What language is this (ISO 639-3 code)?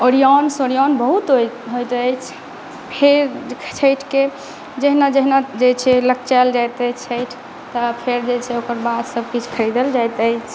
mai